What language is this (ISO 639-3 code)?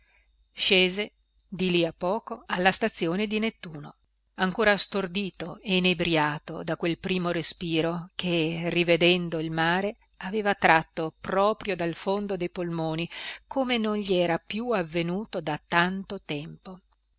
ita